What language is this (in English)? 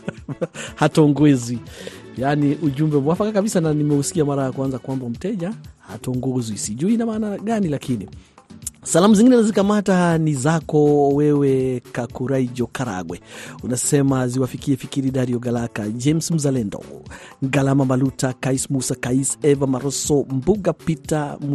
Swahili